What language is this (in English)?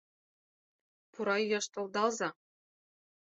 Mari